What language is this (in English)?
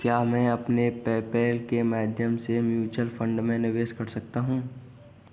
Hindi